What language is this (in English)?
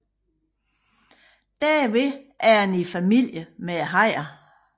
Danish